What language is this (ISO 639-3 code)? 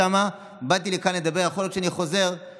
heb